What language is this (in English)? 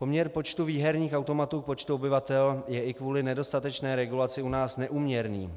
Czech